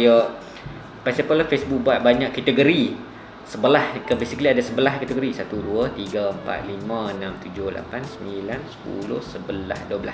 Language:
Malay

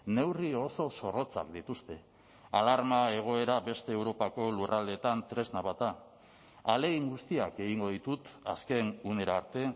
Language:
Basque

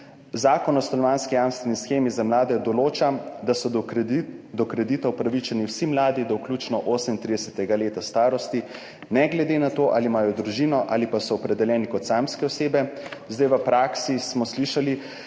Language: Slovenian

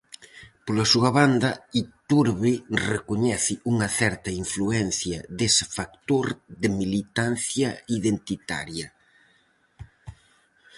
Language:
Galician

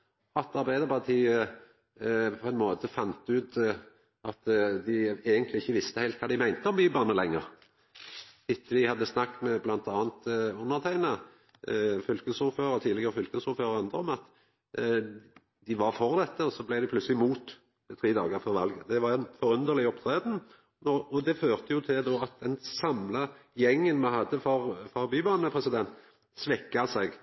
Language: Norwegian Nynorsk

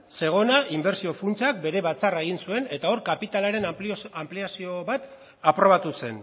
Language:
Basque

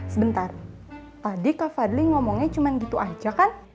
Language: Indonesian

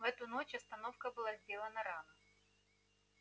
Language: Russian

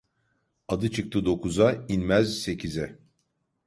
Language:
Turkish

